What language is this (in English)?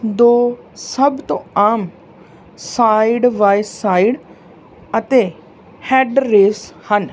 Punjabi